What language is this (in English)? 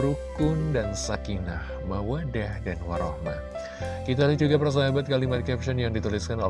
Indonesian